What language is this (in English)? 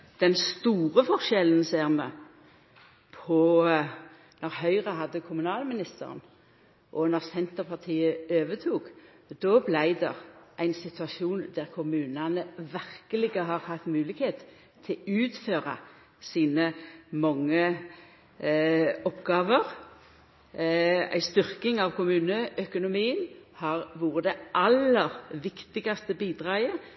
Norwegian Nynorsk